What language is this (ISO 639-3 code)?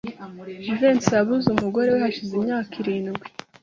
kin